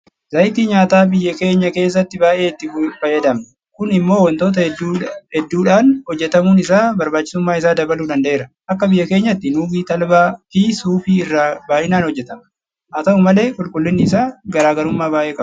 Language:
Oromo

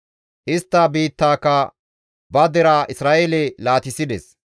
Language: Gamo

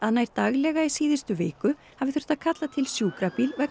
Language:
Icelandic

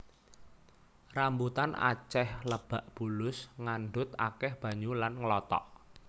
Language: Javanese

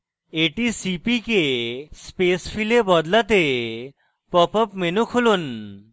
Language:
Bangla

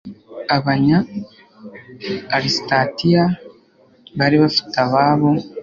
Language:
Kinyarwanda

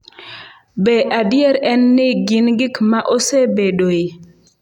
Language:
Luo (Kenya and Tanzania)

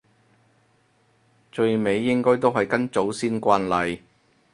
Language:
Cantonese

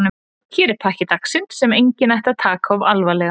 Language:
Icelandic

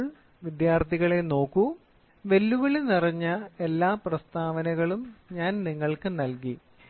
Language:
Malayalam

